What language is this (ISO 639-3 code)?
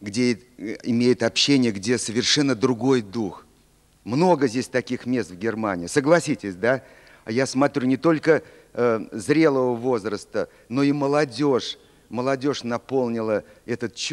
rus